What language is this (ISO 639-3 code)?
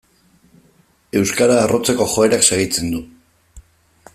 eus